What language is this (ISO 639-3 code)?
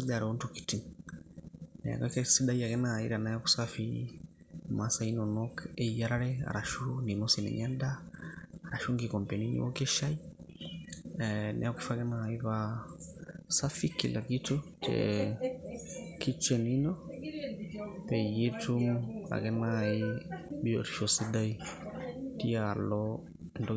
mas